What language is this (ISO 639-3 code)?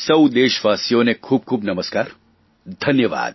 guj